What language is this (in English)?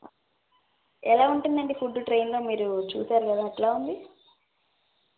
Telugu